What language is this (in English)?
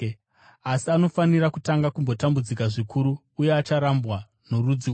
Shona